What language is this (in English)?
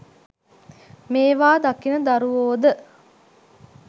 Sinhala